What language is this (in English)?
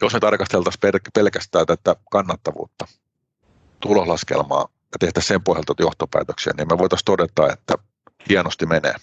Finnish